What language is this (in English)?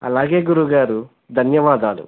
Telugu